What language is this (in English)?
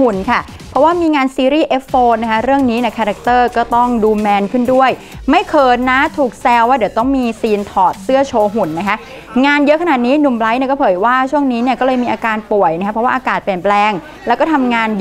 Thai